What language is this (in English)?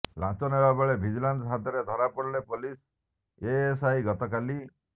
Odia